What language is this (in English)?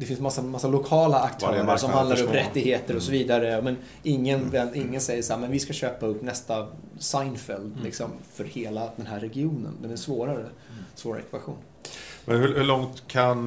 Swedish